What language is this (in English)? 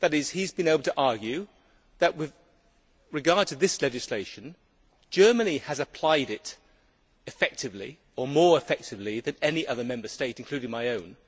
English